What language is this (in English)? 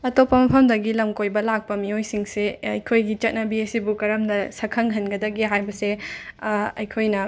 Manipuri